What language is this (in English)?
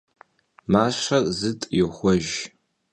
Kabardian